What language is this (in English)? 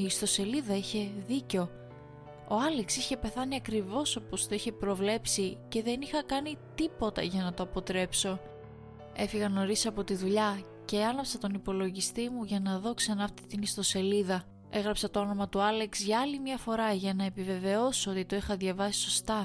Greek